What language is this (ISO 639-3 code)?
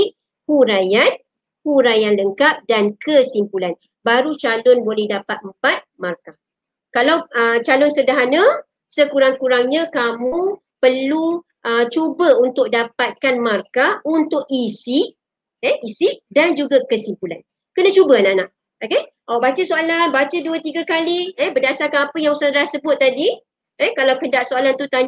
msa